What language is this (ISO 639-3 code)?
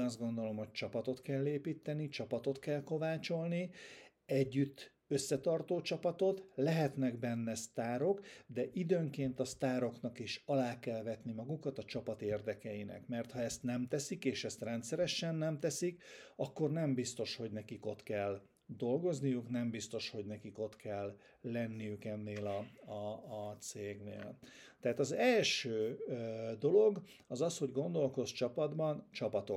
hun